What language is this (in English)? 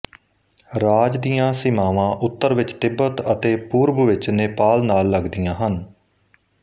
Punjabi